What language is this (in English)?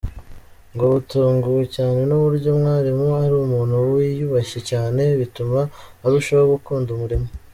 Kinyarwanda